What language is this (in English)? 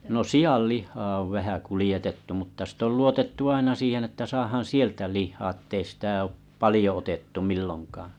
Finnish